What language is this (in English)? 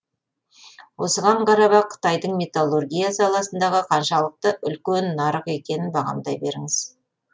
Kazakh